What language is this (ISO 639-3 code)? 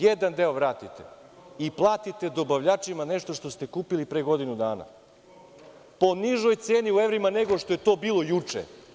srp